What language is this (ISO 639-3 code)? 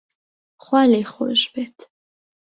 ckb